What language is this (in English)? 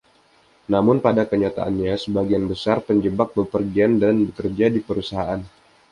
Indonesian